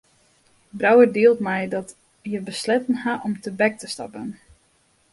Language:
Western Frisian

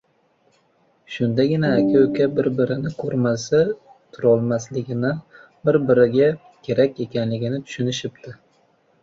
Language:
Uzbek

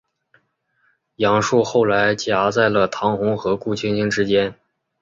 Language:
Chinese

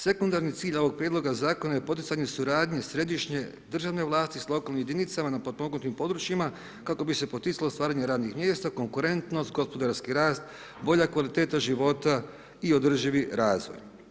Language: Croatian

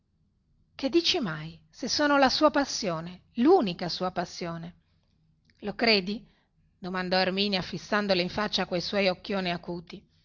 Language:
Italian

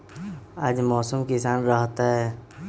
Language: Magahi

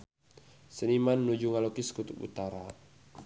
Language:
Sundanese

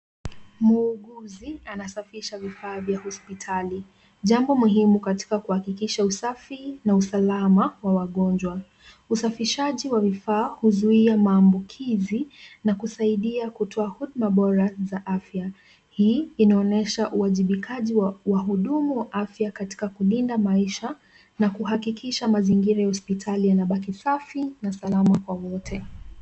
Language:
Swahili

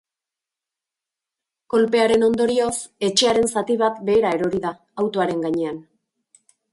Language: Basque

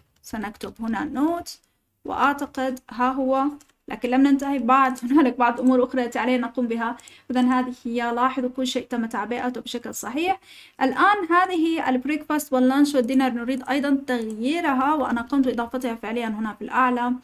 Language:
Arabic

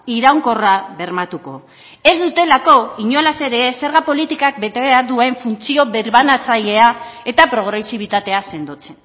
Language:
Basque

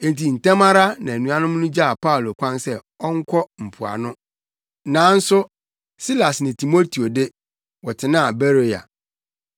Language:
Akan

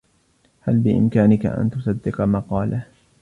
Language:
Arabic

